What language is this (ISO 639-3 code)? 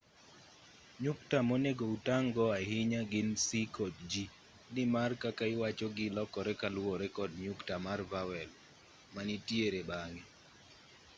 luo